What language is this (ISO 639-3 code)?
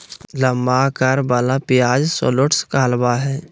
mag